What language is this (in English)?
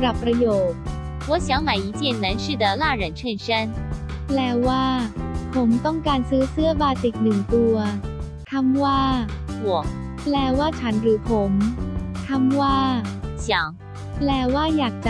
Thai